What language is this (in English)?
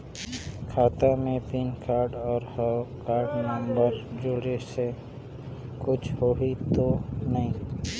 Chhattisgarhi